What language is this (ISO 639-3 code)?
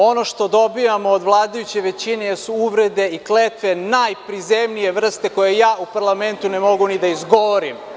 srp